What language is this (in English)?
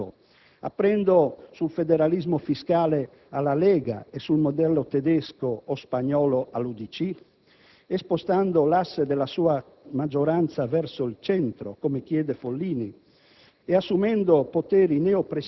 Italian